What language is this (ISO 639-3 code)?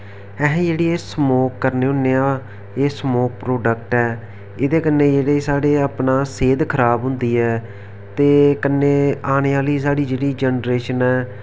doi